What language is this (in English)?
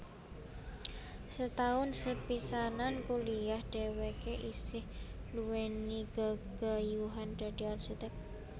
Javanese